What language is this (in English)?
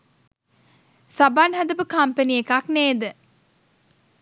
Sinhala